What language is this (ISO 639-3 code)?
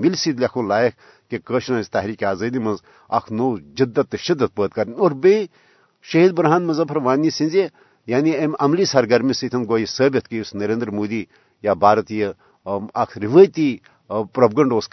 urd